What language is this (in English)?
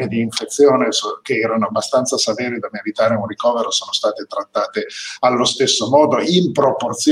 Italian